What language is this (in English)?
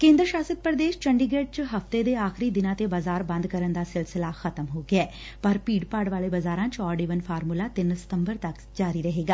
Punjabi